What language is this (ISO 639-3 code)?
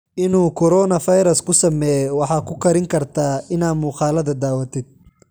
som